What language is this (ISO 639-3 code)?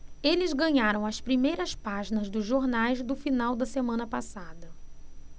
por